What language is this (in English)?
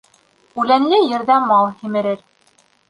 Bashkir